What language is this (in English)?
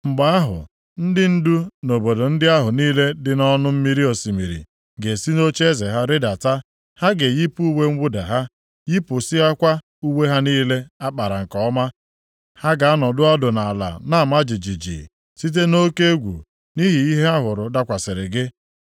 Igbo